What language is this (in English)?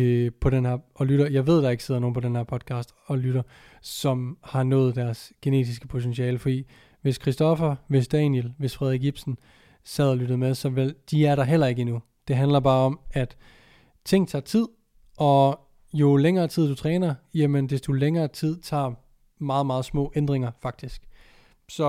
Danish